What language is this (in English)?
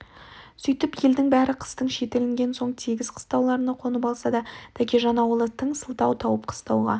Kazakh